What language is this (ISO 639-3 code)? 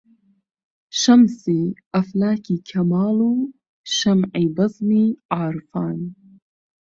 ckb